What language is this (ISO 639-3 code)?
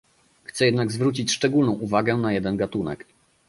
pol